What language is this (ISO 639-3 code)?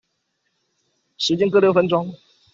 zho